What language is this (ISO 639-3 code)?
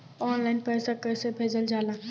bho